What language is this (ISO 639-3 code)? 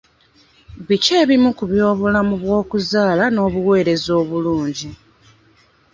lug